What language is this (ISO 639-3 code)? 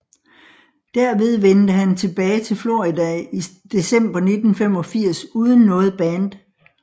dan